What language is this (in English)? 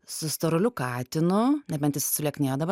Lithuanian